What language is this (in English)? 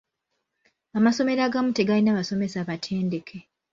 Ganda